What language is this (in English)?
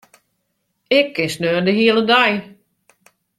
Western Frisian